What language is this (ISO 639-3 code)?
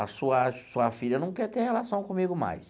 por